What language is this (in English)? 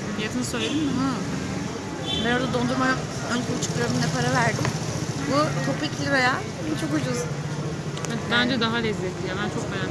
Turkish